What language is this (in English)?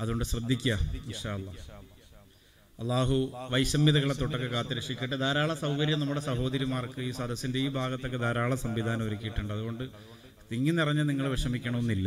Malayalam